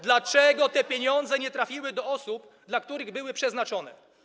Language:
Polish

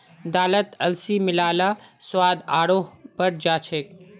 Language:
Magahi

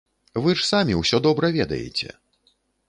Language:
Belarusian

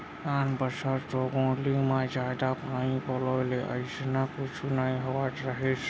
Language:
Chhattisgarhi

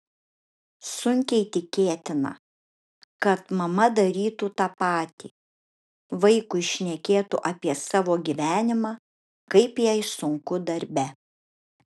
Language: Lithuanian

